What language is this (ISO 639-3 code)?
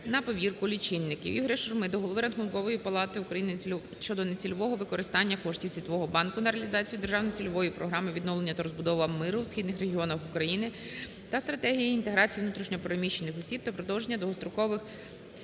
ukr